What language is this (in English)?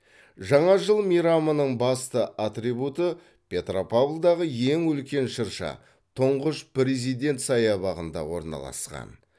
Kazakh